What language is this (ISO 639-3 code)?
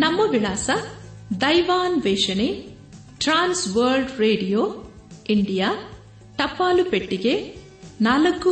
kan